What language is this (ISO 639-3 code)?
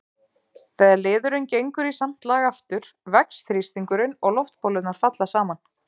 isl